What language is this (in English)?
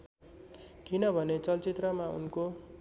Nepali